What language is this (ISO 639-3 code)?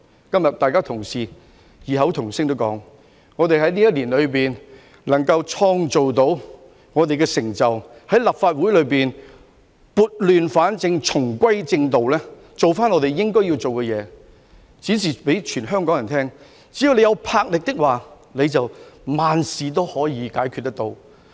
yue